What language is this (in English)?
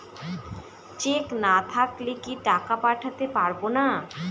Bangla